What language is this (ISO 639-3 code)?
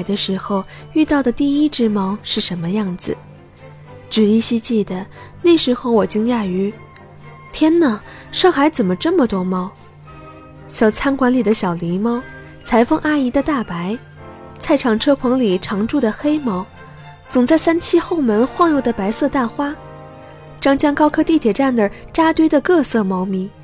zho